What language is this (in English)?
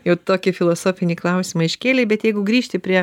Lithuanian